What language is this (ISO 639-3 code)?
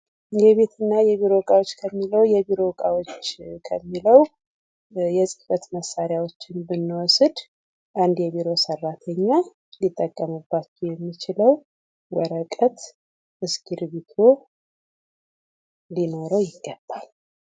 amh